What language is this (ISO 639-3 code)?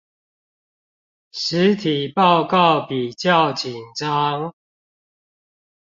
zho